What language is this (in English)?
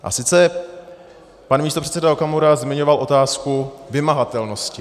Czech